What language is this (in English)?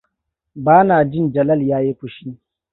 Hausa